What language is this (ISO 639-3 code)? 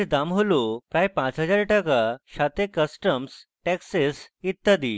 ben